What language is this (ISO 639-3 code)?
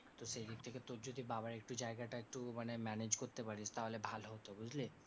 ben